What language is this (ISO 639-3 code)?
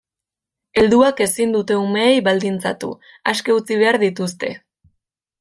eus